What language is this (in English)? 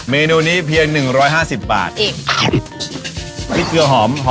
Thai